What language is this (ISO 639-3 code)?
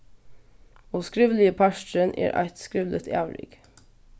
fao